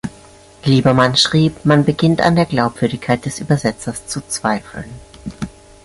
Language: German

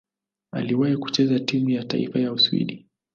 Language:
Swahili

